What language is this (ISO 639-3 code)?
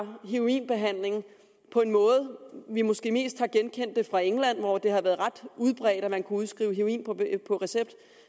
dan